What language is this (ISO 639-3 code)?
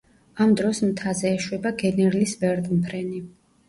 kat